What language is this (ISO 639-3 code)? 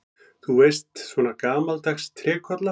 isl